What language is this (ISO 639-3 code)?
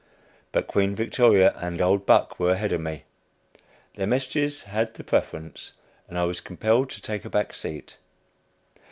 eng